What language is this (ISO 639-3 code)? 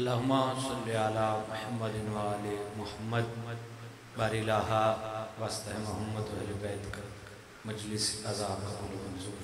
hin